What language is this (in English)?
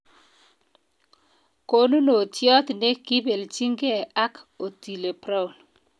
Kalenjin